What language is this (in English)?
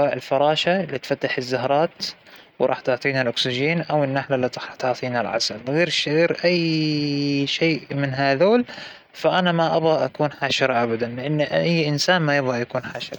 Hijazi Arabic